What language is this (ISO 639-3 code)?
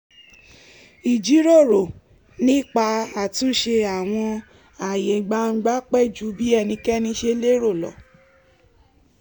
yor